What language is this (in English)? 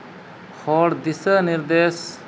Santali